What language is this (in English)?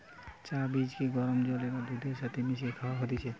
Bangla